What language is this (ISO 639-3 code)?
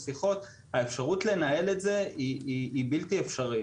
heb